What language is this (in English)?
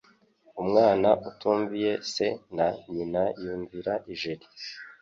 Kinyarwanda